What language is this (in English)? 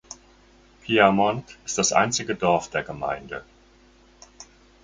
German